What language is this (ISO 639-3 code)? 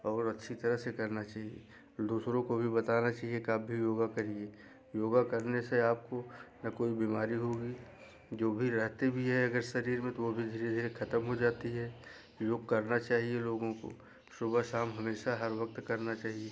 hin